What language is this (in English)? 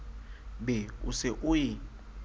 Southern Sotho